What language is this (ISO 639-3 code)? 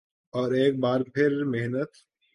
urd